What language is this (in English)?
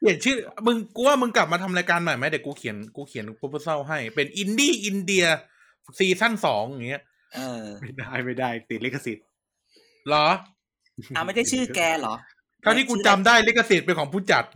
Thai